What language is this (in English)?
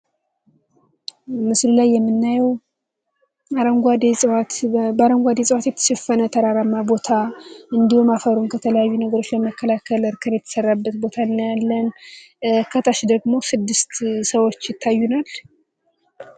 Amharic